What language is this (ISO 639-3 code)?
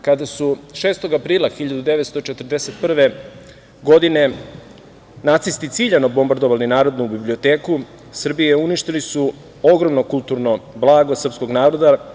srp